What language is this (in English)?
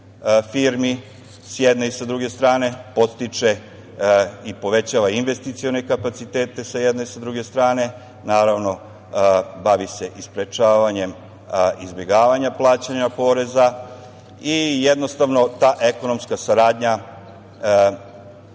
Serbian